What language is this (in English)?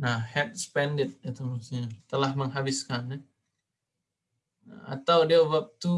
Indonesian